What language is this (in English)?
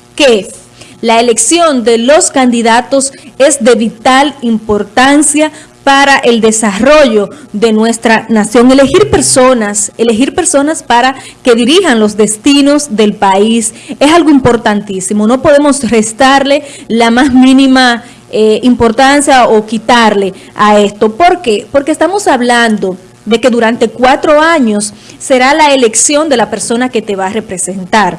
Spanish